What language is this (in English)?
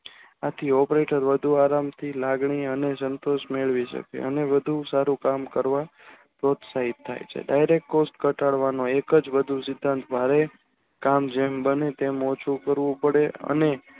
Gujarati